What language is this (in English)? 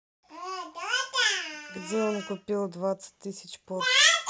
Russian